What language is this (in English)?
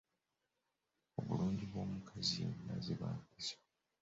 Ganda